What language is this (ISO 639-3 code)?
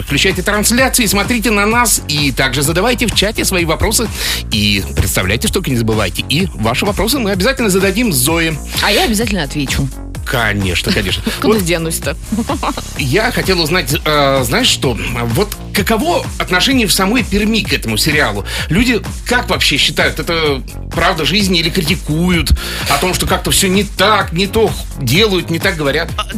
rus